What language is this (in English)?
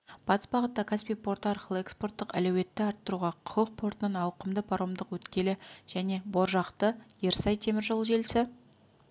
Kazakh